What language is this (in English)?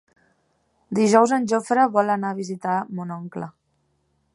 Catalan